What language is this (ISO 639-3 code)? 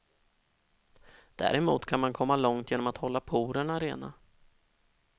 swe